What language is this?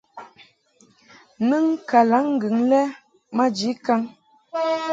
Mungaka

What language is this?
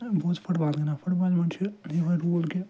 Kashmiri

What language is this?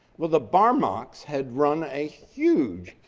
English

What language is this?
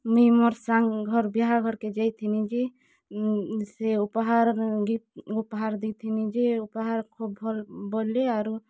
Odia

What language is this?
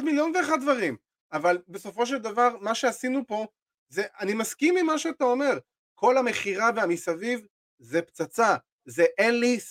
Hebrew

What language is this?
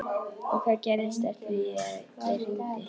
Icelandic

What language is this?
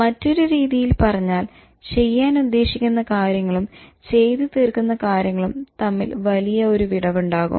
Malayalam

